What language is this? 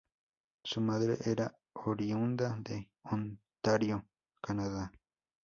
Spanish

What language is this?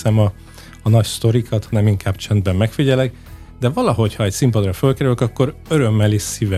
Hungarian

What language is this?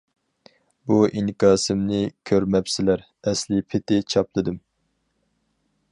Uyghur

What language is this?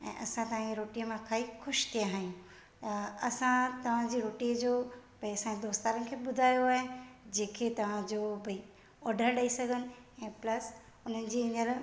Sindhi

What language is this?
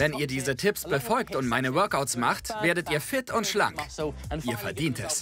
German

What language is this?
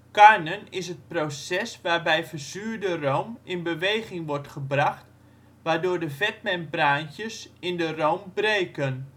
Dutch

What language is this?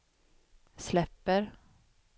Swedish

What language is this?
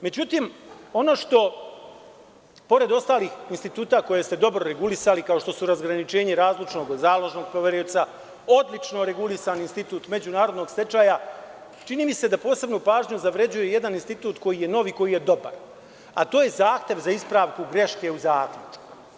Serbian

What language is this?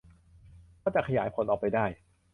Thai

